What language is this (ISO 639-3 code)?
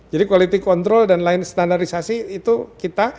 ind